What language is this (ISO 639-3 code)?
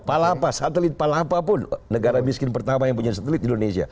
ind